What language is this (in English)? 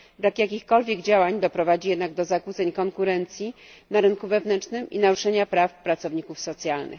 Polish